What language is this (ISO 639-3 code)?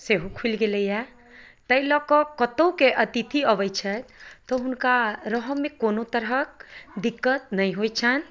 mai